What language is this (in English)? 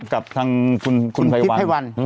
Thai